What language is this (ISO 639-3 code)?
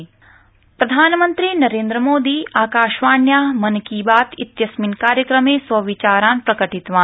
san